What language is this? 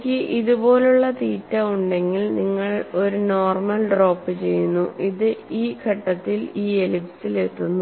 Malayalam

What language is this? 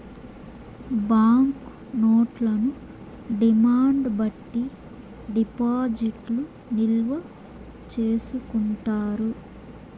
Telugu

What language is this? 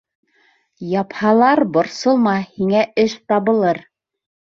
Bashkir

